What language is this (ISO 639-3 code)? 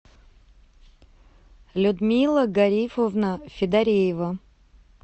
rus